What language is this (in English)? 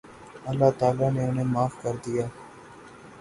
Urdu